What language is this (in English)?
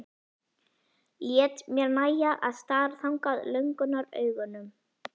Icelandic